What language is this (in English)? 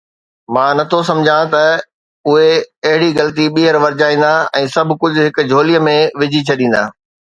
Sindhi